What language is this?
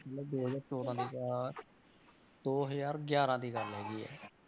Punjabi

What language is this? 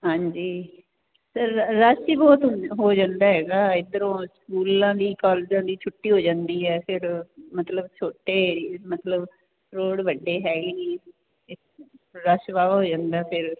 Punjabi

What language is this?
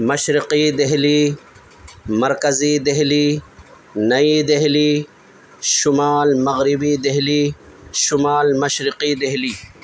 Urdu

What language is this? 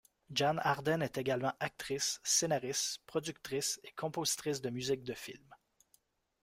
French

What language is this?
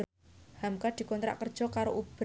Javanese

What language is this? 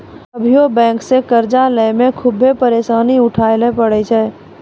Maithili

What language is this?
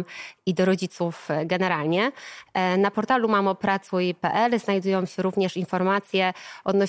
Polish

